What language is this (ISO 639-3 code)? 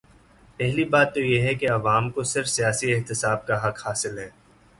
urd